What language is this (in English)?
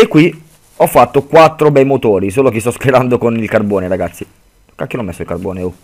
Italian